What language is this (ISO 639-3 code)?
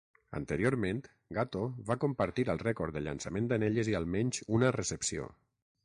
cat